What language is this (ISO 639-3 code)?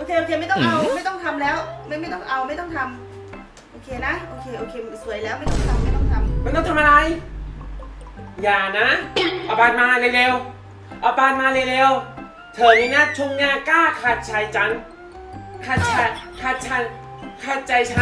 tha